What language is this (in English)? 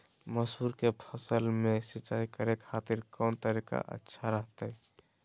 Magahi